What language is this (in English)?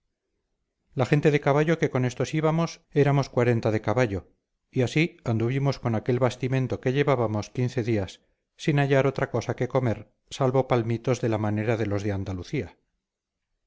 Spanish